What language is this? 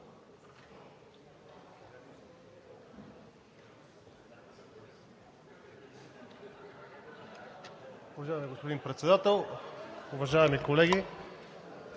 Bulgarian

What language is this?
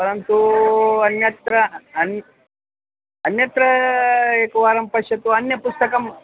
Sanskrit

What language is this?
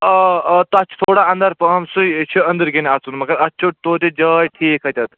Kashmiri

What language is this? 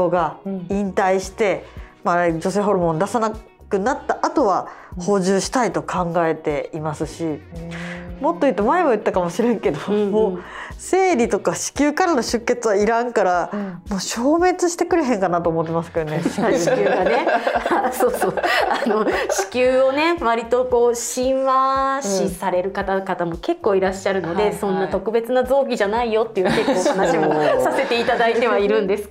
Japanese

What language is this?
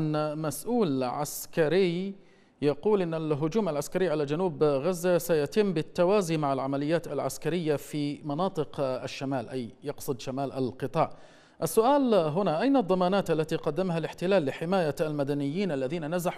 Arabic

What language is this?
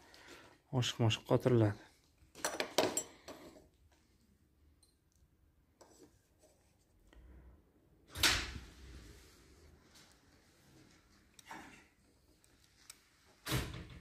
Turkish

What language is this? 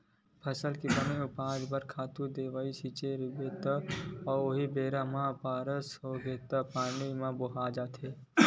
Chhattisgarhi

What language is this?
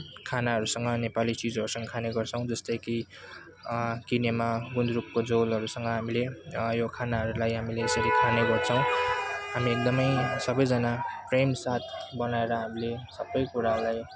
Nepali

